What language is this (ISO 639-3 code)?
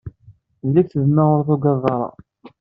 kab